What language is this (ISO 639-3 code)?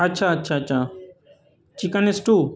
urd